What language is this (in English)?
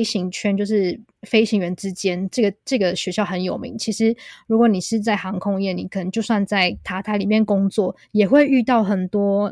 Chinese